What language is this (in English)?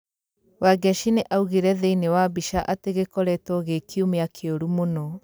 Kikuyu